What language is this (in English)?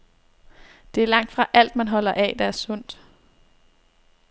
Danish